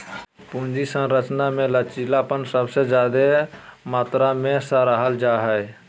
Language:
Magahi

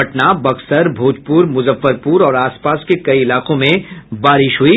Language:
Hindi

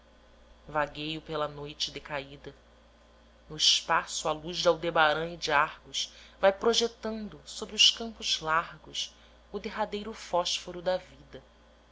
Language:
Portuguese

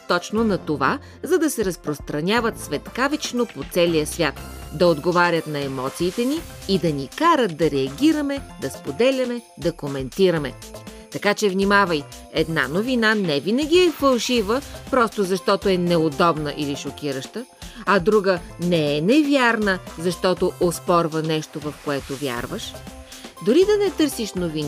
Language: Bulgarian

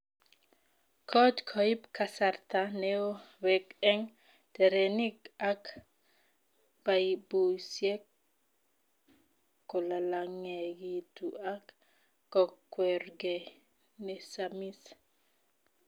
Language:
Kalenjin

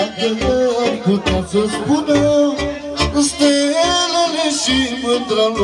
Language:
Romanian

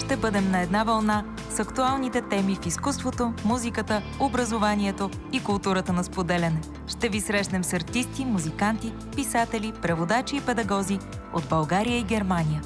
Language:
Bulgarian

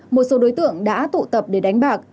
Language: Vietnamese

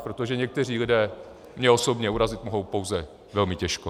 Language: Czech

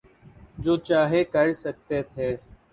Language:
Urdu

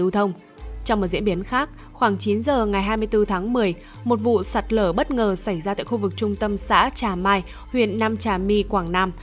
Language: Vietnamese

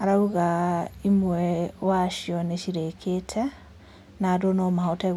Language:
Kikuyu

